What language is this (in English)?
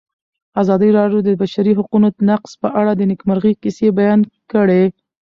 Pashto